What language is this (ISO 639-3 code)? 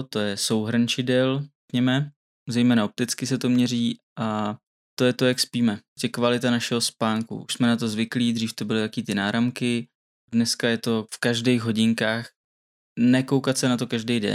ces